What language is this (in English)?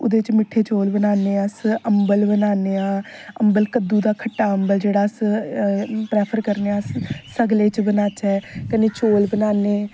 Dogri